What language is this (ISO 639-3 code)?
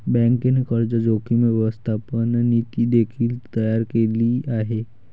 mar